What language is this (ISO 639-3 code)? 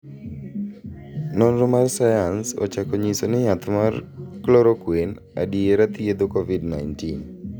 luo